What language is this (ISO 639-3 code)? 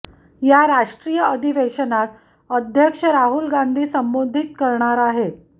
mar